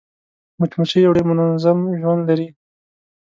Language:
Pashto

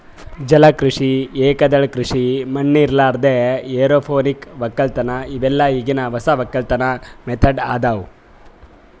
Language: Kannada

